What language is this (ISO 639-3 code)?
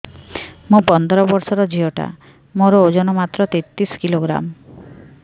ori